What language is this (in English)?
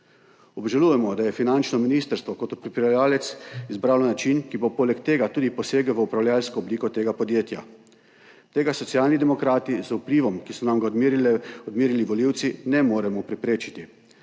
Slovenian